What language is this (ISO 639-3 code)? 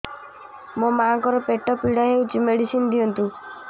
ori